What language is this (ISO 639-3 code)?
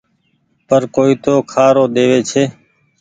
gig